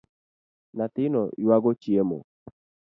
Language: Luo (Kenya and Tanzania)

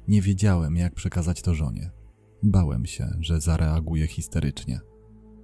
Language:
Polish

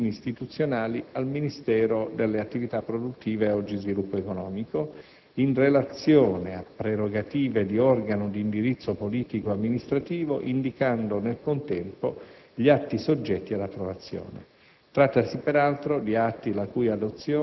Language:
Italian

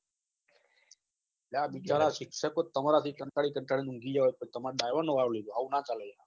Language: Gujarati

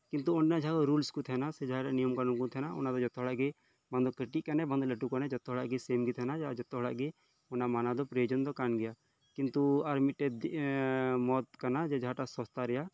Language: Santali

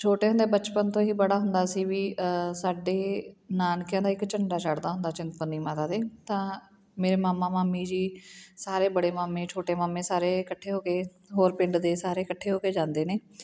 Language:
Punjabi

